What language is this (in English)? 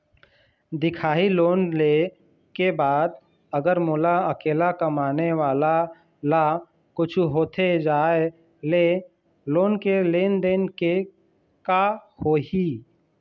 Chhattisgarhi